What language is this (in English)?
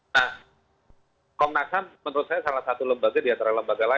Indonesian